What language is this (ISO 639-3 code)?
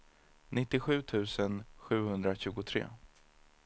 swe